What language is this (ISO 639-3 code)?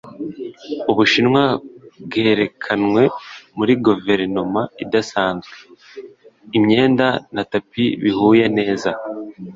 kin